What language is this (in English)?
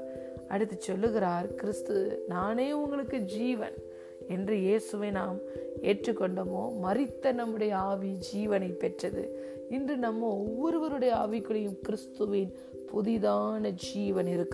Tamil